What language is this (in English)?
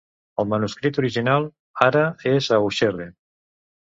Catalan